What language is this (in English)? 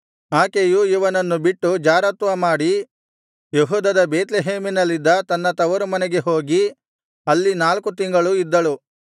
Kannada